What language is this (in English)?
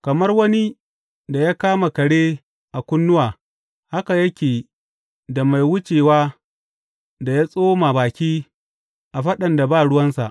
Hausa